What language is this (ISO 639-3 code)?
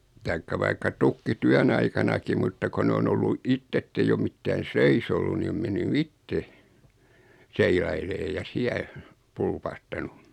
fin